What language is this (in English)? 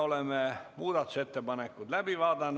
Estonian